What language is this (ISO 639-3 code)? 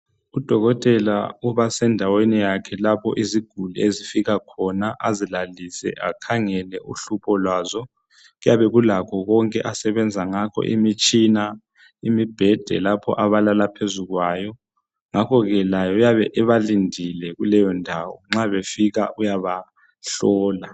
nde